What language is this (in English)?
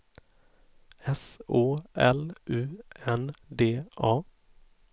Swedish